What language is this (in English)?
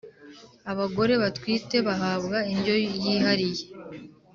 Kinyarwanda